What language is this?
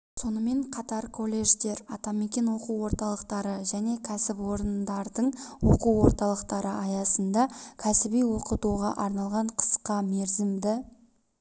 Kazakh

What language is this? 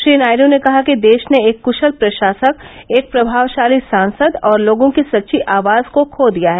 Hindi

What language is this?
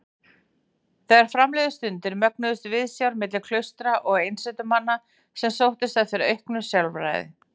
Icelandic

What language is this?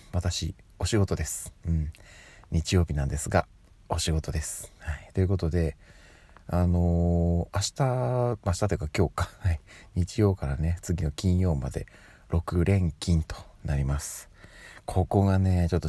Japanese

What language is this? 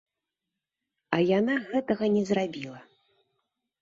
Belarusian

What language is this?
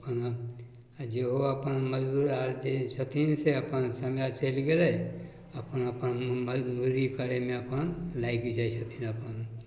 Maithili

